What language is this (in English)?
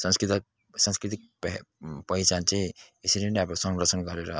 Nepali